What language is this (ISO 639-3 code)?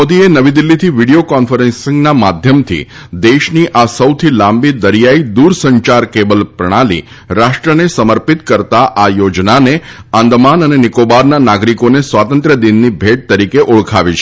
guj